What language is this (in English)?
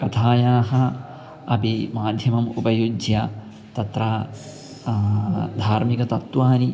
Sanskrit